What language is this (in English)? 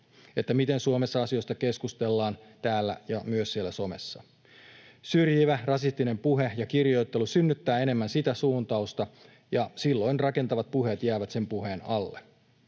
Finnish